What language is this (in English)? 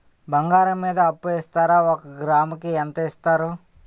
Telugu